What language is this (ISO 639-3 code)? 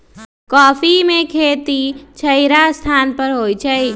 mag